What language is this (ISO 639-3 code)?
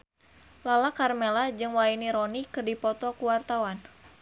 sun